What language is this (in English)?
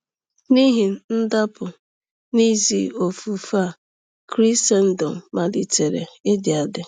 Igbo